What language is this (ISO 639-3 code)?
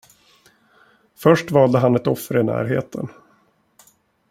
swe